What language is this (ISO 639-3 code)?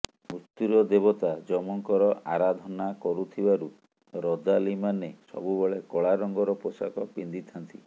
ori